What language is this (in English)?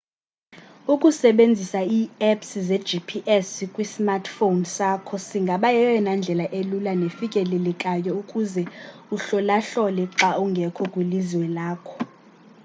Xhosa